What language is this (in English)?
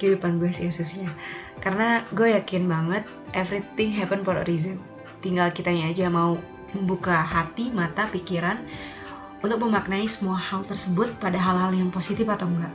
Indonesian